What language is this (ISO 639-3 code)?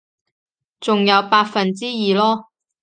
yue